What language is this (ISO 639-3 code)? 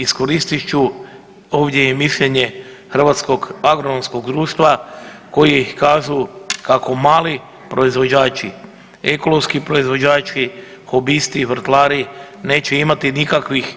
hrv